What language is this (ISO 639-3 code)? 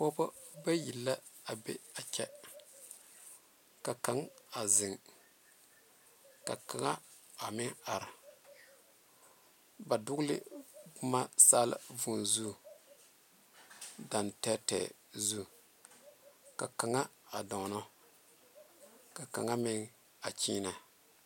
dga